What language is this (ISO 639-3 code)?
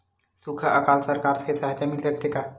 hne